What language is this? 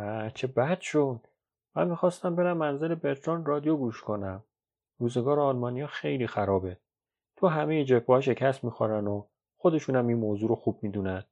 Persian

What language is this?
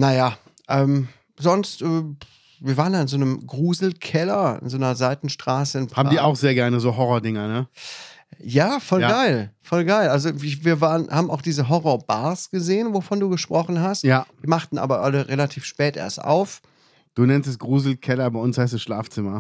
German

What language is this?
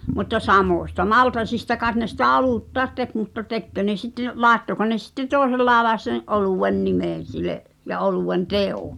Finnish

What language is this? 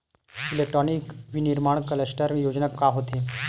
Chhattisgarhi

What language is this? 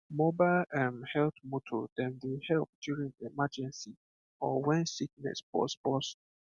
Nigerian Pidgin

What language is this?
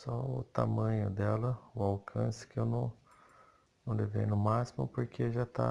Portuguese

